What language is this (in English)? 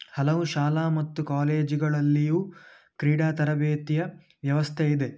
Kannada